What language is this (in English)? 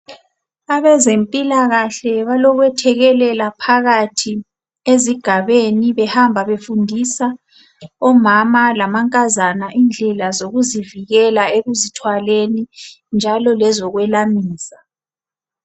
North Ndebele